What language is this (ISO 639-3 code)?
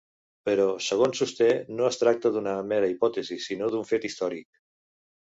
cat